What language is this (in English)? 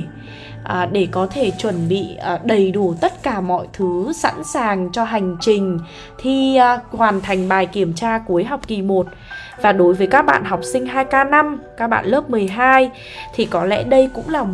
Vietnamese